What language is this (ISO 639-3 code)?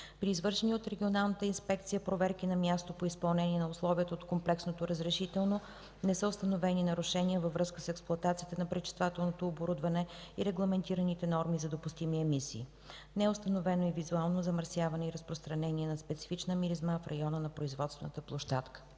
bul